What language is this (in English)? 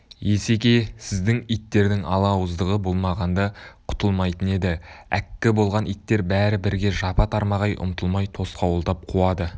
Kazakh